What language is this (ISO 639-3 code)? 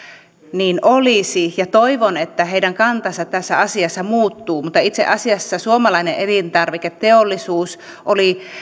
fin